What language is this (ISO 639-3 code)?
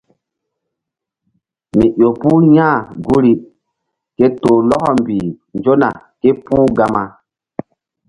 mdd